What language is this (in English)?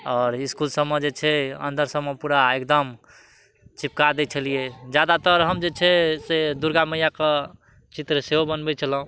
Maithili